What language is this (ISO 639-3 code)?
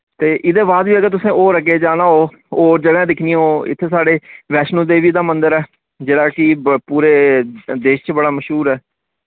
doi